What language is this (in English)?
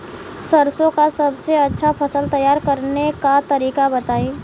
Bhojpuri